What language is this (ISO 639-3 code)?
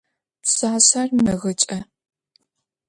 ady